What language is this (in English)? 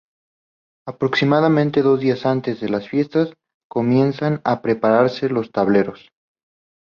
Spanish